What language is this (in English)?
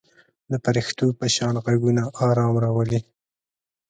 Pashto